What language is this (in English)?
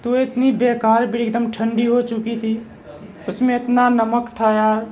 Urdu